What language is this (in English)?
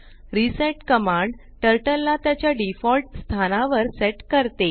Marathi